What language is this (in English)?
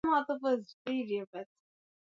Swahili